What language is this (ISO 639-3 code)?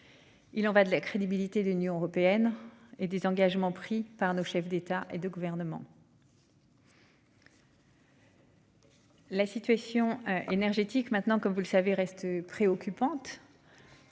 fra